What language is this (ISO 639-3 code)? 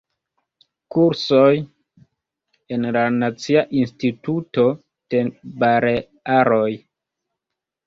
epo